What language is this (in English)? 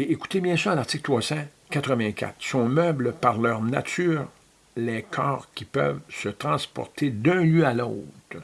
French